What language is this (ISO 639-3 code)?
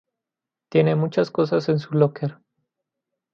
spa